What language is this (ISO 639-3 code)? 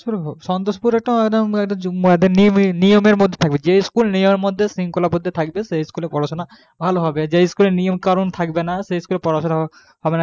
ben